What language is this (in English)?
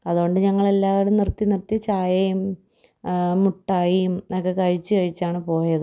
Malayalam